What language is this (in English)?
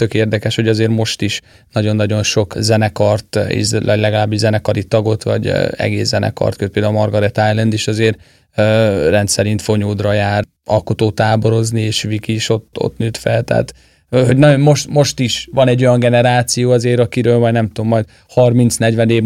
Hungarian